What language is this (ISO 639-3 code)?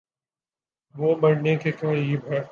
urd